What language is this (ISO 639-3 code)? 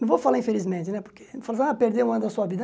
por